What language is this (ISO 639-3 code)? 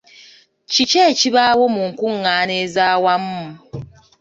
lug